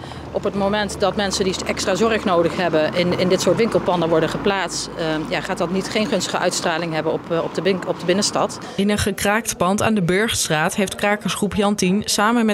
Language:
Dutch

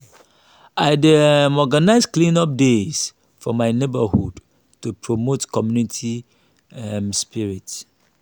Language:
Nigerian Pidgin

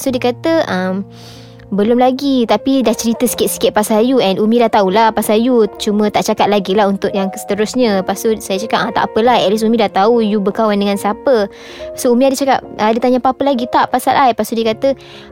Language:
Malay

